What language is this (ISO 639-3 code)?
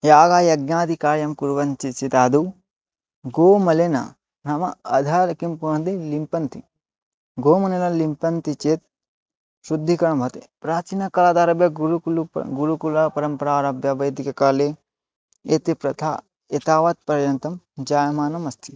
san